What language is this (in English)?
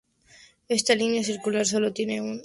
Spanish